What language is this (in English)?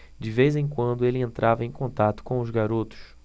Portuguese